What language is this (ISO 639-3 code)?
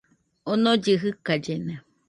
hux